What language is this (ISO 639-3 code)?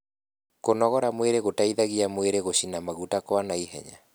kik